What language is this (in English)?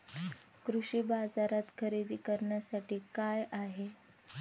Marathi